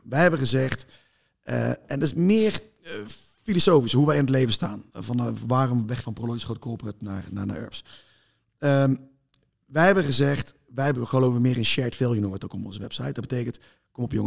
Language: Dutch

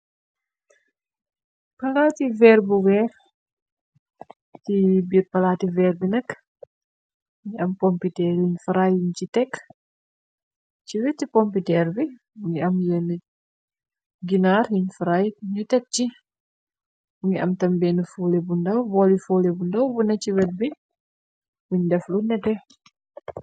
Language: Wolof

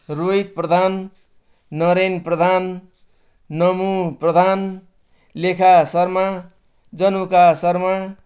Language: Nepali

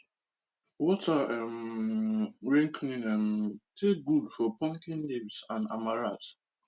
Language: Nigerian Pidgin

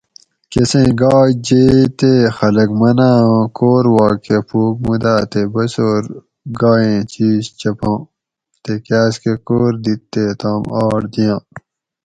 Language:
Gawri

